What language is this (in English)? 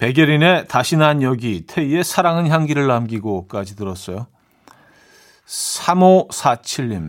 Korean